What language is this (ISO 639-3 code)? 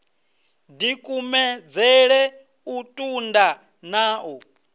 ven